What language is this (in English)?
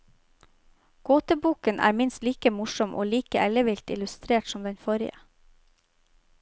Norwegian